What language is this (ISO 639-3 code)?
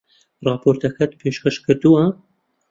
ckb